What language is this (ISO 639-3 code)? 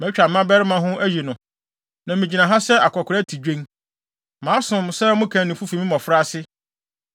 aka